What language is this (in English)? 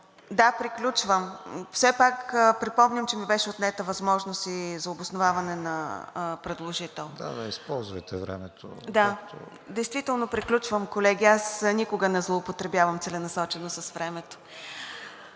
Bulgarian